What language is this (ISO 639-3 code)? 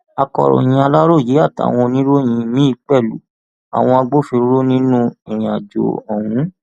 yor